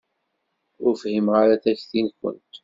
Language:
Kabyle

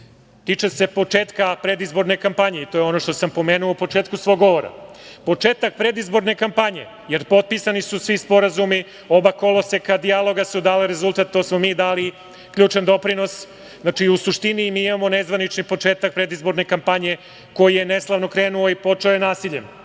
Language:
Serbian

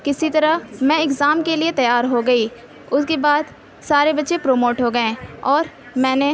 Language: Urdu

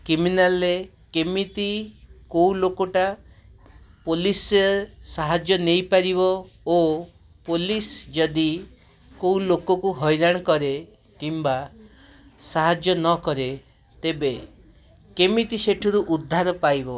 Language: Odia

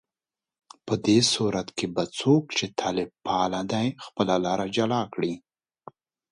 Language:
Pashto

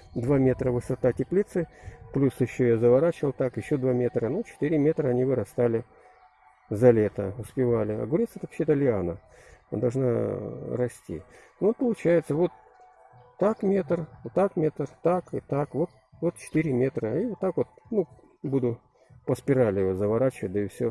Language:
Russian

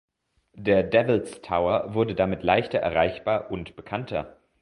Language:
German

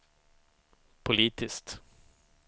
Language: Swedish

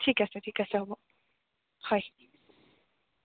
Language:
Assamese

